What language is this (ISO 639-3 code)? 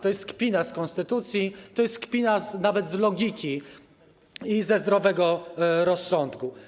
pol